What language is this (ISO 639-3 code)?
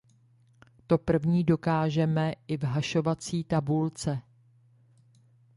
ces